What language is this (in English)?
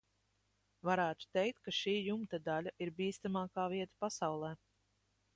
Latvian